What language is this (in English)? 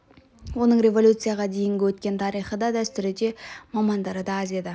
Kazakh